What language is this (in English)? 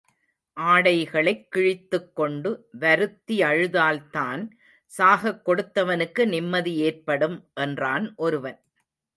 Tamil